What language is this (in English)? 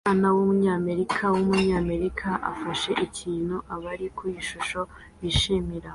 Kinyarwanda